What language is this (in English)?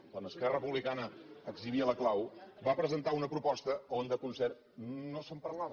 Catalan